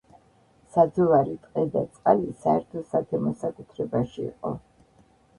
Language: Georgian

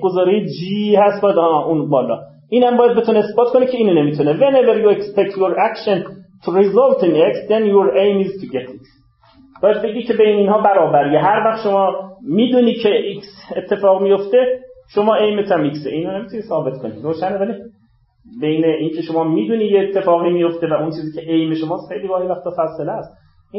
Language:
Persian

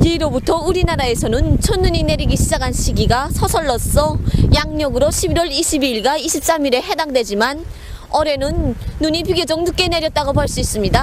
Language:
Korean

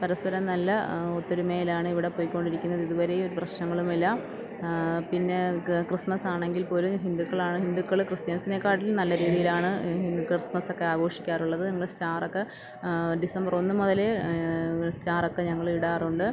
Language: Malayalam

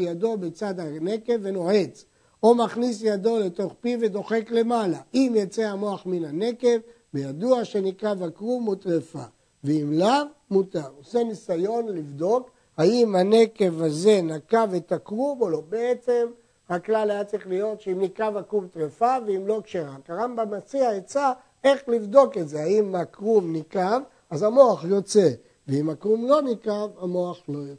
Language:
Hebrew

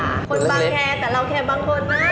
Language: Thai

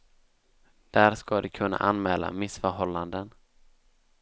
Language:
Swedish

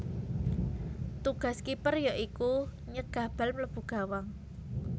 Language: Javanese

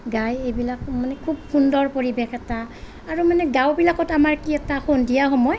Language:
Assamese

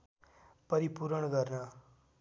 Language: Nepali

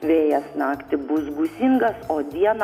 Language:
Lithuanian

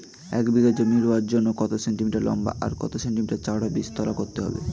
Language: Bangla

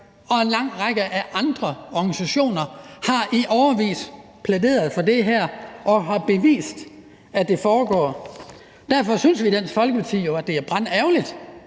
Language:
Danish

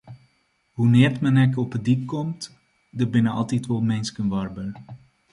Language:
Western Frisian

